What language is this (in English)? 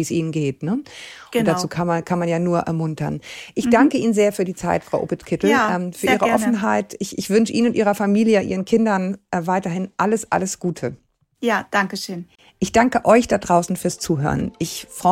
German